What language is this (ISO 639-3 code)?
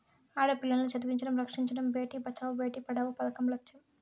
tel